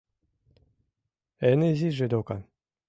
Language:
Mari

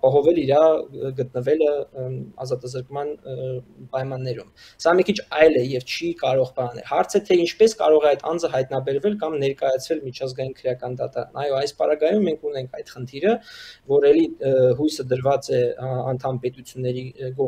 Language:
Romanian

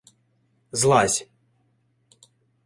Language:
Ukrainian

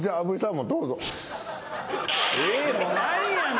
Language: Japanese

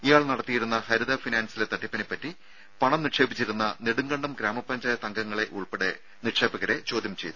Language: Malayalam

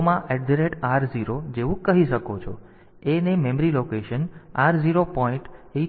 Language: Gujarati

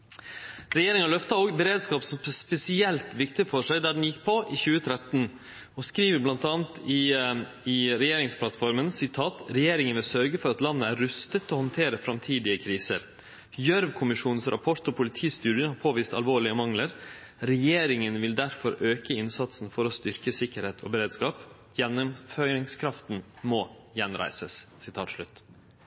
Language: Norwegian Nynorsk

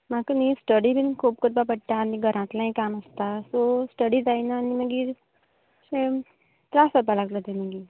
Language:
Konkani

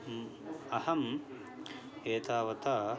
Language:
Sanskrit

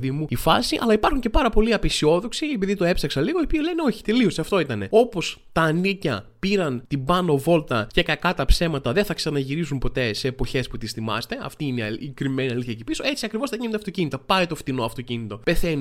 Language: Greek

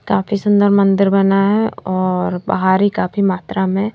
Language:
Hindi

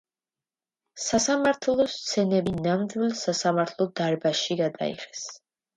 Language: Georgian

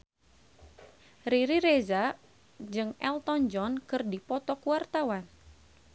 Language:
Sundanese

